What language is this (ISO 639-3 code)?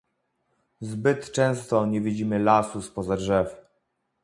pol